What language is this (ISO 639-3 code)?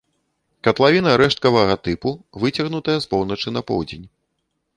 bel